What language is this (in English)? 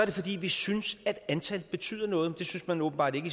Danish